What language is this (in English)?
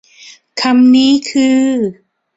Thai